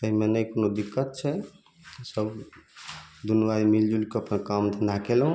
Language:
Maithili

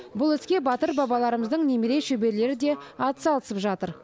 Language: Kazakh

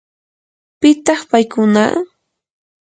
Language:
Yanahuanca Pasco Quechua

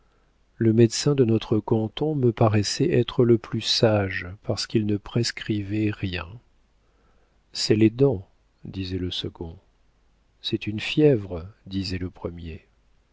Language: French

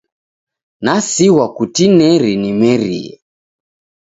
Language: Taita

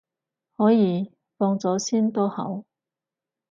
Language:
Cantonese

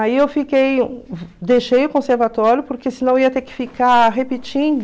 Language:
Portuguese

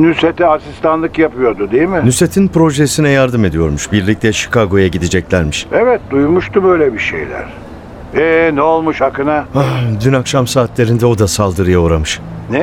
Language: Turkish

